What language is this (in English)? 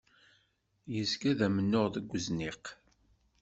Kabyle